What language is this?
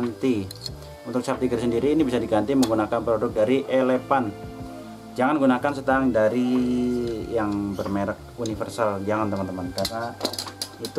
Indonesian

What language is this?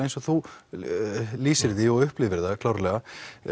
Icelandic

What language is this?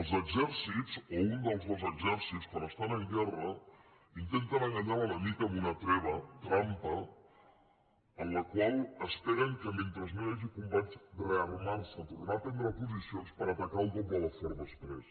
Catalan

